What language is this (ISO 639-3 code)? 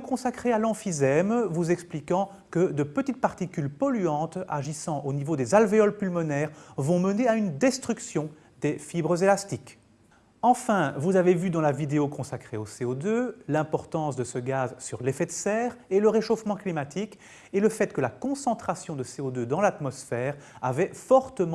fra